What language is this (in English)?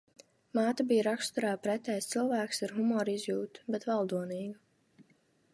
Latvian